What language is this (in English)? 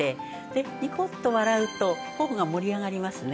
Japanese